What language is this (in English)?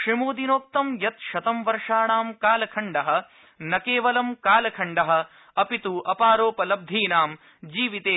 Sanskrit